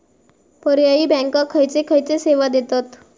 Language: Marathi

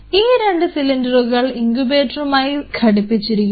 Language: Malayalam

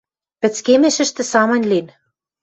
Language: Western Mari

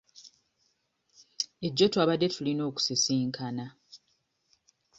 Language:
Ganda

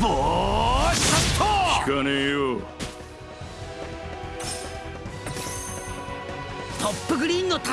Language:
Japanese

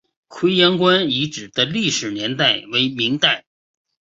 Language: Chinese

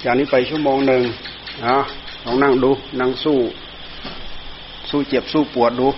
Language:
Thai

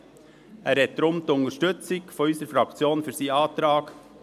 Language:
Swiss German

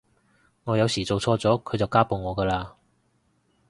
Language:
Cantonese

